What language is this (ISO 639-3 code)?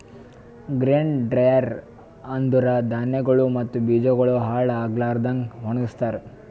kan